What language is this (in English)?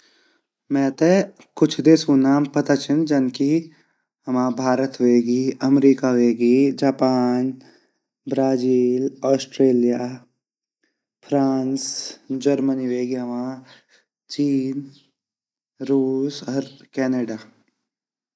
Garhwali